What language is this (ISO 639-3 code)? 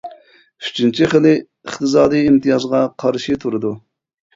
uig